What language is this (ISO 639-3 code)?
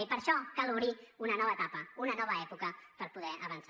cat